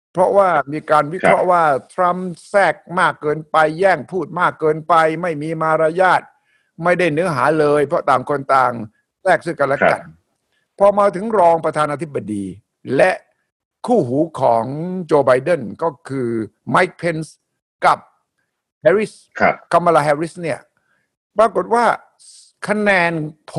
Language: Thai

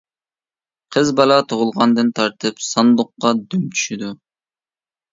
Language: Uyghur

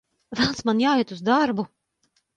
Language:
Latvian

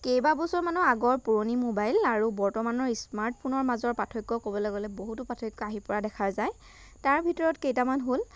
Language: Assamese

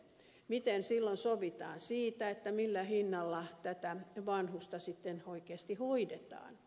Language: Finnish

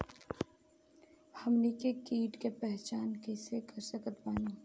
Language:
Bhojpuri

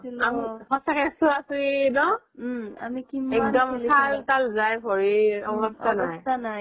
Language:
Assamese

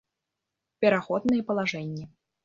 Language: Belarusian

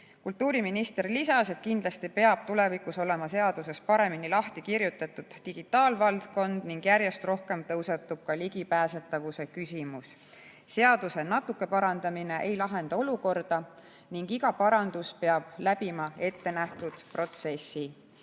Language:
Estonian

